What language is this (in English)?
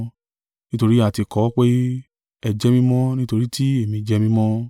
Yoruba